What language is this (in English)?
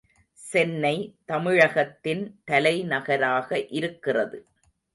Tamil